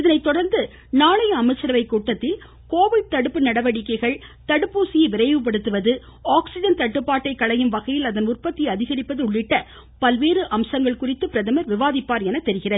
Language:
Tamil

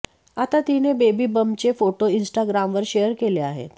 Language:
Marathi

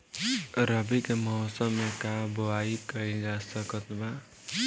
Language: Bhojpuri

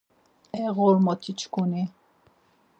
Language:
Laz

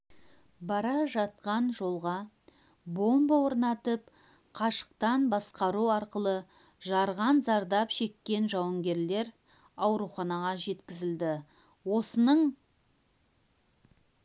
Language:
Kazakh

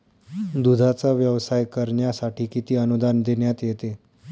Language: Marathi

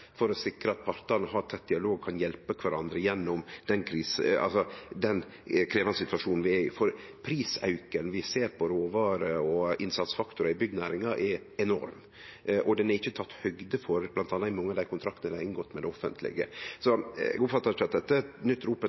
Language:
Norwegian Nynorsk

